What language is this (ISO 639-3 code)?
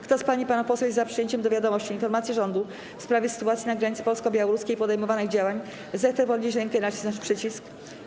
pol